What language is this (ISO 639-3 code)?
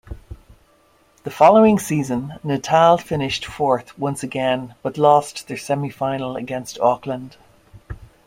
eng